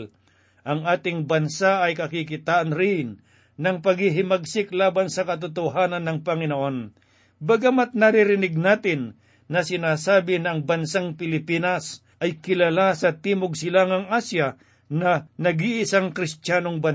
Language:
Filipino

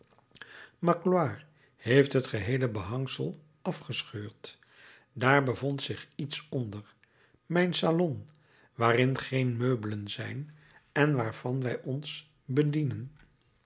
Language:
Dutch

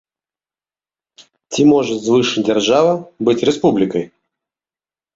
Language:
Belarusian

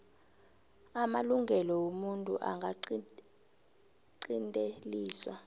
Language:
South Ndebele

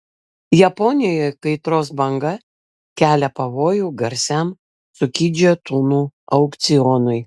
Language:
Lithuanian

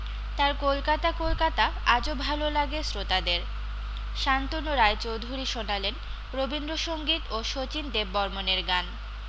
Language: Bangla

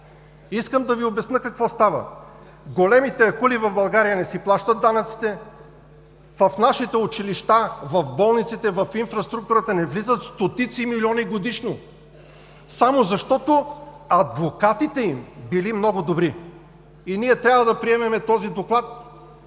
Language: Bulgarian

